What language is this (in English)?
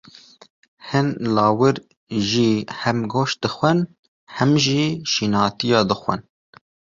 Kurdish